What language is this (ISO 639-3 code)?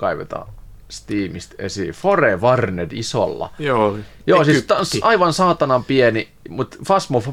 fin